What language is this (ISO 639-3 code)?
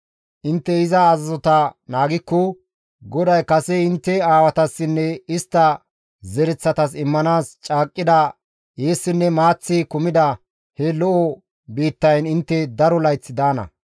gmv